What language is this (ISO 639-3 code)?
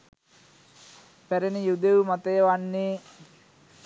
sin